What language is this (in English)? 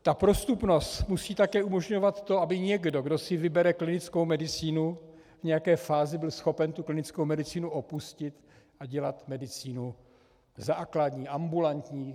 Czech